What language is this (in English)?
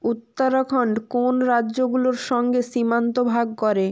Bangla